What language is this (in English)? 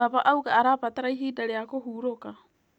Kikuyu